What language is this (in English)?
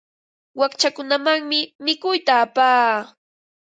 Ambo-Pasco Quechua